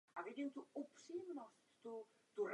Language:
Czech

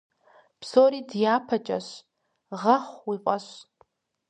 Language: Kabardian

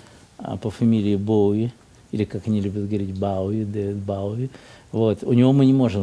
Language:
Russian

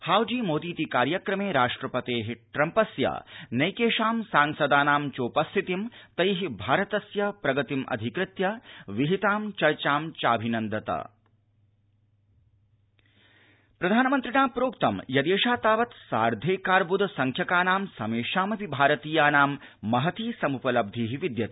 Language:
Sanskrit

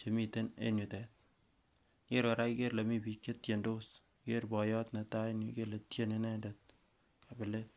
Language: Kalenjin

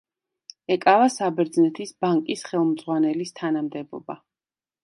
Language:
Georgian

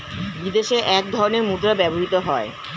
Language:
Bangla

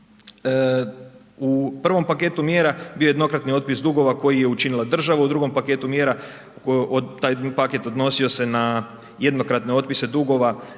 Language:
Croatian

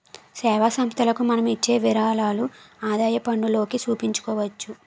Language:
Telugu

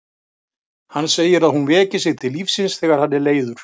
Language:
Icelandic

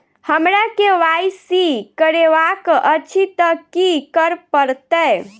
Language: Maithili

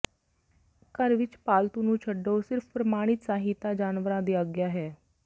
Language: Punjabi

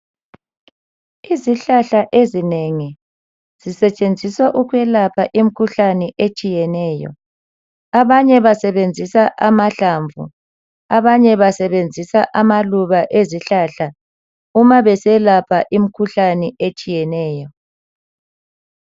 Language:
North Ndebele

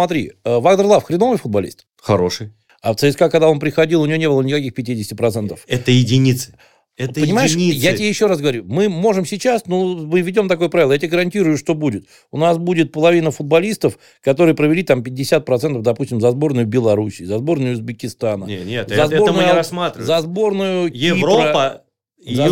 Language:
Russian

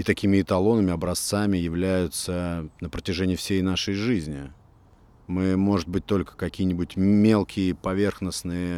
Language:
Russian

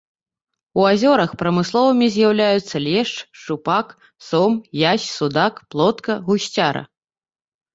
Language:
Belarusian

